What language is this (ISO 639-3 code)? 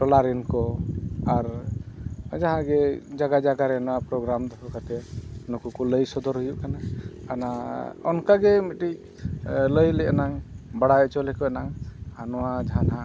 sat